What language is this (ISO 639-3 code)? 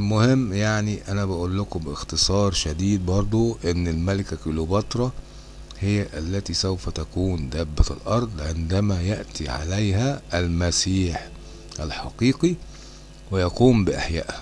ara